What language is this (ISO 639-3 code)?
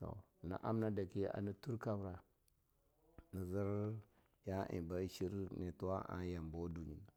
lnu